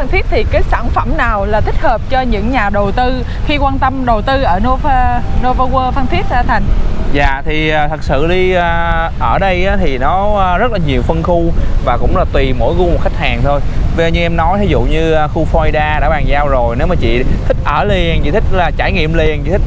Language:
Vietnamese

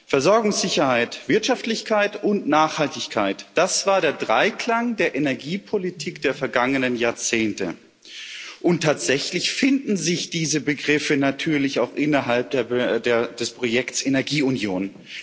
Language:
German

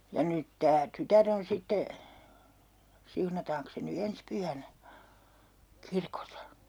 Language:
Finnish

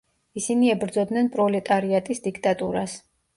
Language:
Georgian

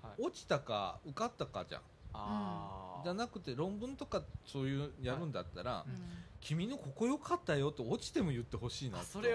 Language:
Japanese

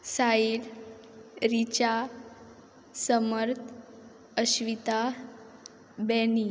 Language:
Konkani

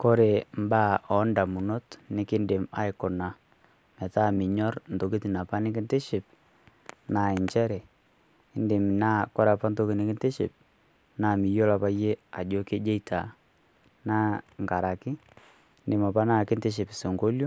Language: Masai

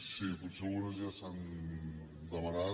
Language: Catalan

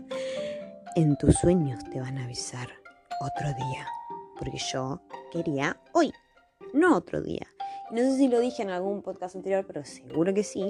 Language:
Spanish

